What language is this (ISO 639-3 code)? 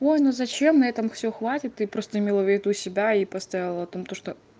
rus